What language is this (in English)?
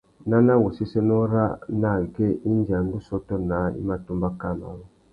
Tuki